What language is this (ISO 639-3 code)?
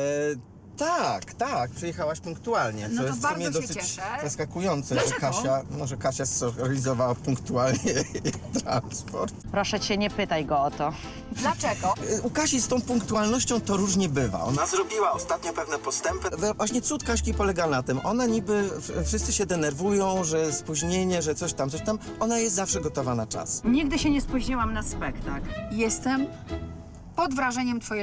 pol